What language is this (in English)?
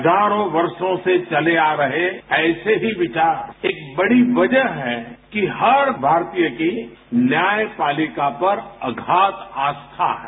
Hindi